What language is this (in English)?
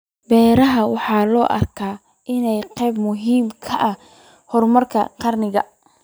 Somali